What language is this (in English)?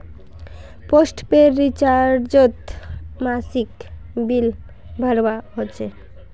Magahi